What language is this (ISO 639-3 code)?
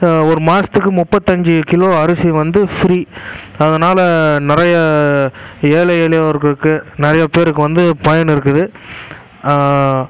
tam